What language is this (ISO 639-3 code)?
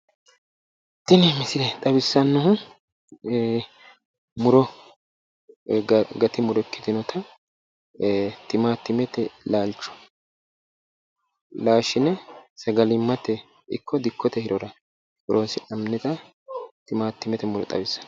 sid